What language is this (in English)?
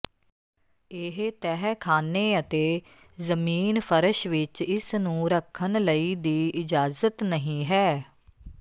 Punjabi